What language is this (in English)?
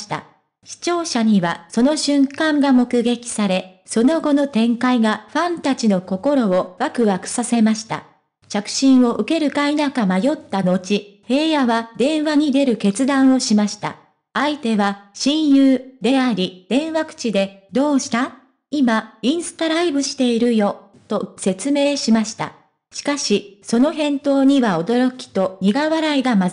Japanese